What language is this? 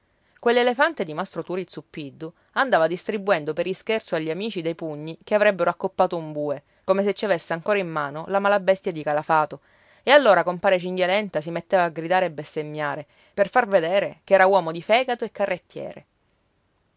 Italian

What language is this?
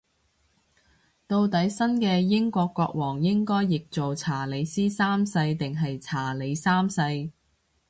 Cantonese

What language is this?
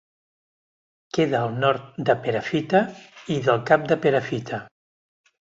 Catalan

